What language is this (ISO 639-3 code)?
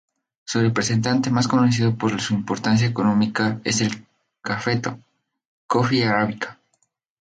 spa